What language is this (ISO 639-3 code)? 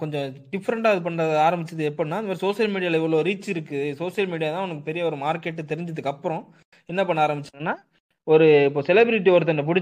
tam